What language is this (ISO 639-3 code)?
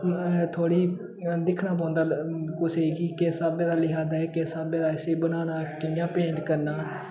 doi